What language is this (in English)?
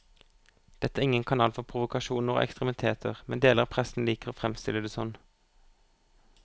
Norwegian